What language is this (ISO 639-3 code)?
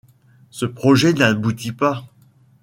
fra